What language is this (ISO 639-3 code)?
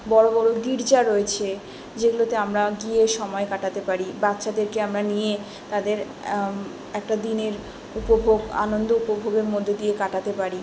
ben